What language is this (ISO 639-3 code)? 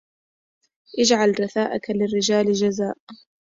ara